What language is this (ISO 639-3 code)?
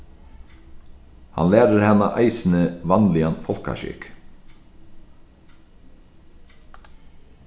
fao